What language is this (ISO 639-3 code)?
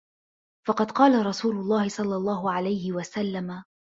ara